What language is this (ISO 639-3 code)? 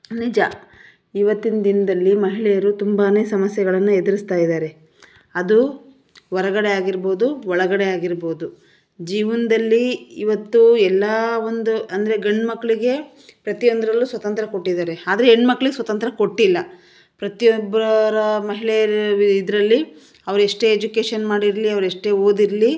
kan